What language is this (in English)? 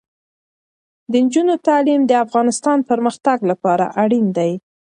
Pashto